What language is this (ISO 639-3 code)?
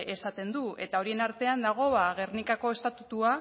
eus